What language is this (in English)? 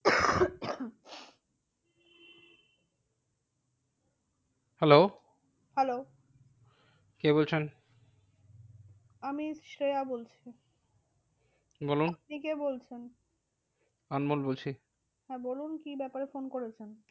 Bangla